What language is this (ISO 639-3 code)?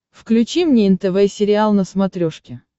rus